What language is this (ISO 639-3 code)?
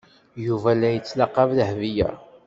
kab